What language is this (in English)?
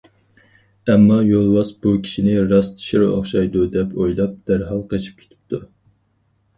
Uyghur